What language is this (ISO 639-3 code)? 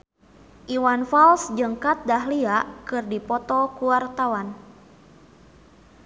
sun